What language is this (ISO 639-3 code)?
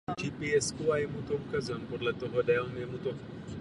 ces